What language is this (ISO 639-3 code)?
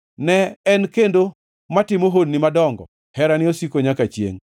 luo